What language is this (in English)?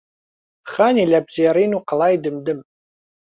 Central Kurdish